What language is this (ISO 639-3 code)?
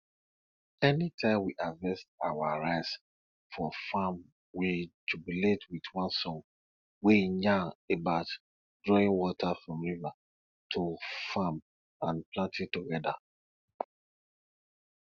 pcm